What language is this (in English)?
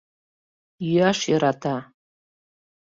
Mari